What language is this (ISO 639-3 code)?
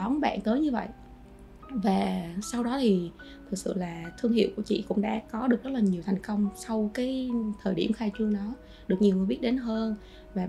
vie